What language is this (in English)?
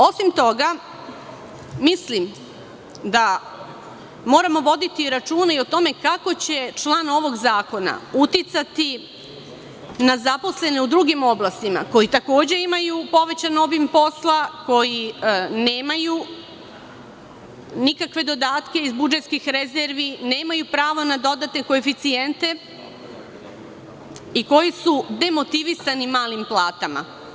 Serbian